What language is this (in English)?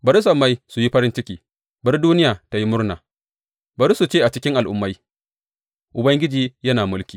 Hausa